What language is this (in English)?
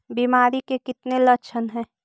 Magahi